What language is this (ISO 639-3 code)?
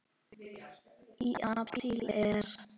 isl